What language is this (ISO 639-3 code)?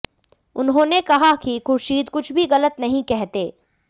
hin